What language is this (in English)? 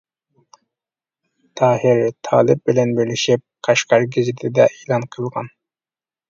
Uyghur